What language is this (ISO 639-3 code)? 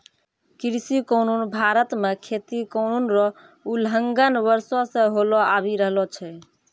mai